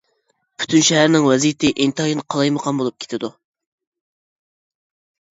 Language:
Uyghur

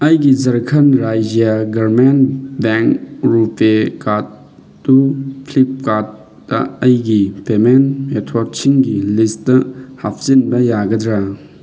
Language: Manipuri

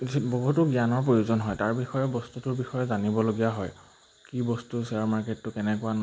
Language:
Assamese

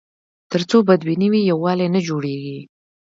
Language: Pashto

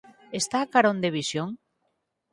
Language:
Galician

